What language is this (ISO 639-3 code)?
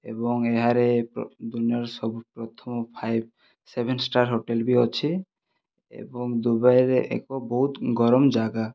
ori